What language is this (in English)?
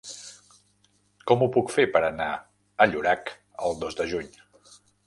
Catalan